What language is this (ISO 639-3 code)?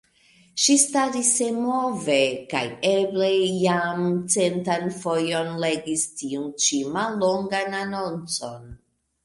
epo